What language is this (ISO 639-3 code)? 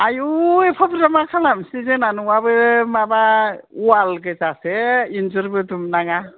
brx